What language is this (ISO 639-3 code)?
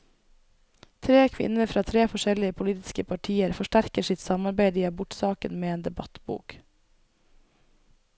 nor